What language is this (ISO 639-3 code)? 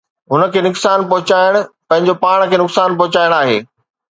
snd